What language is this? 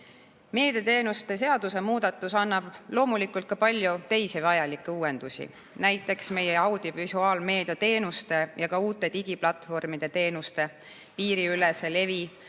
Estonian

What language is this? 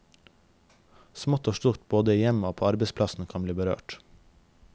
Norwegian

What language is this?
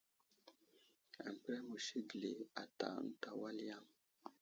Wuzlam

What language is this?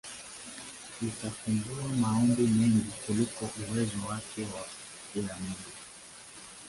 Swahili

